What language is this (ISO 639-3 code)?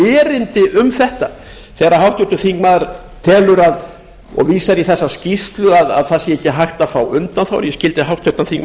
isl